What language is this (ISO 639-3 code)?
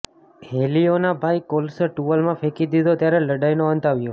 guj